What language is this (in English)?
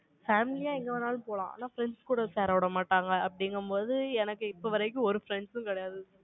Tamil